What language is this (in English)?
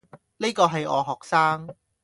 Cantonese